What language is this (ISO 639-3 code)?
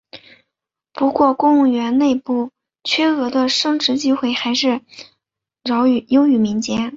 zho